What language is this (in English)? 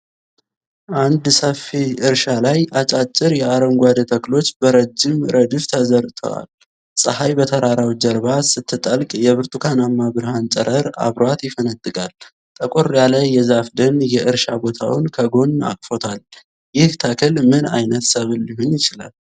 Amharic